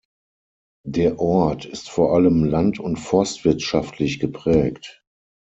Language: German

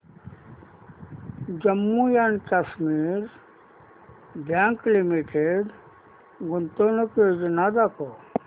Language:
Marathi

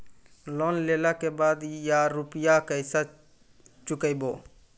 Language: Maithili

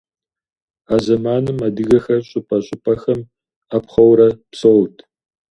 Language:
Kabardian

